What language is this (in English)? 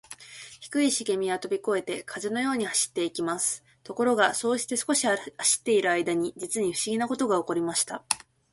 Japanese